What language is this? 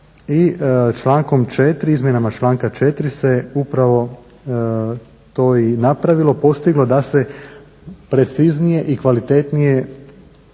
Croatian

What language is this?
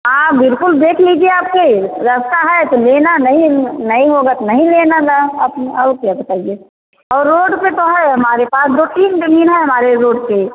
Hindi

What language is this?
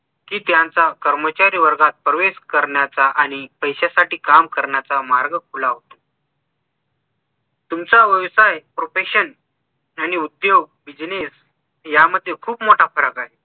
Marathi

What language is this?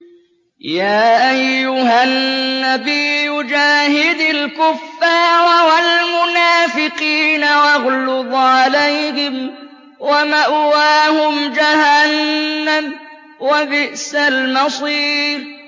Arabic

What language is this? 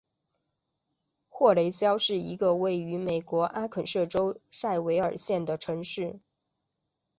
Chinese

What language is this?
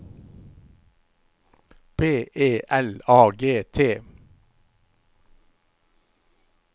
Norwegian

